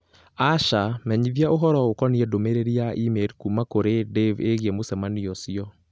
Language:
Kikuyu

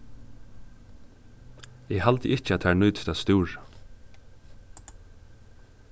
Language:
Faroese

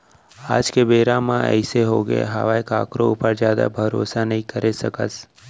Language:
Chhattisgarhi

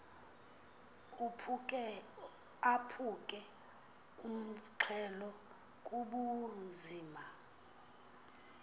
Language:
Xhosa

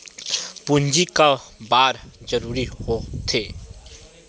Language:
Chhattisgarhi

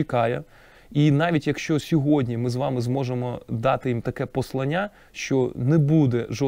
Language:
Ukrainian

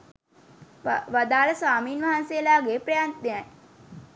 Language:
Sinhala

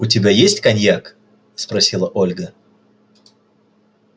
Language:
Russian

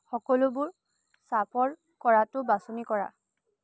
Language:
Assamese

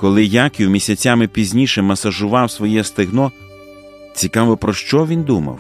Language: Ukrainian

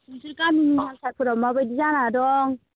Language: Bodo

